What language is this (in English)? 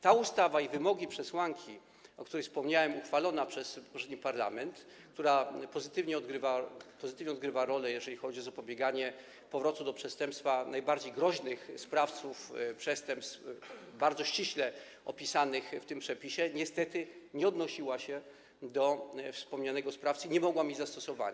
Polish